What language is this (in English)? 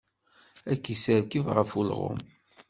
Kabyle